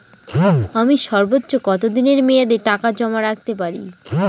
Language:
Bangla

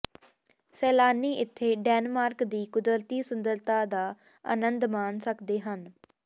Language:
Punjabi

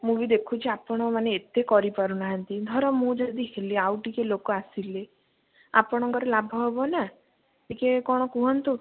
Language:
Odia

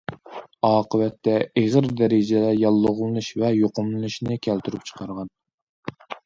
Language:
Uyghur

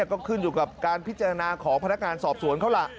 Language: Thai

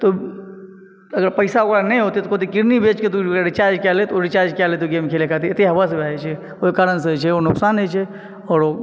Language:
Maithili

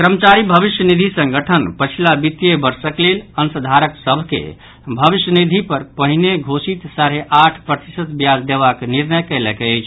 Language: Maithili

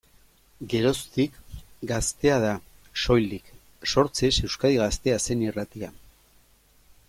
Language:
Basque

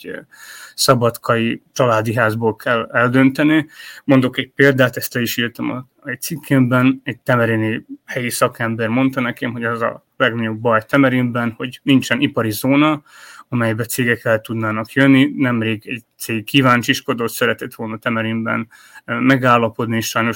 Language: Hungarian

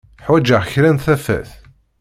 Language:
Kabyle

